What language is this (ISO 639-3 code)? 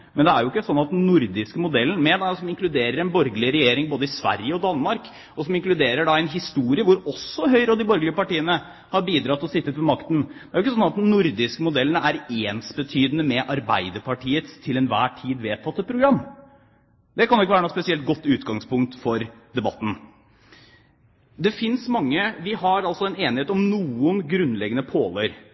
nob